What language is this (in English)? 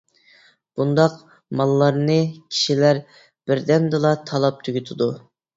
Uyghur